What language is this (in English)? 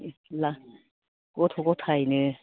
Bodo